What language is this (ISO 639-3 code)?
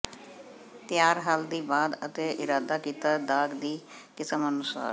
pan